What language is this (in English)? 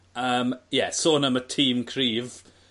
Welsh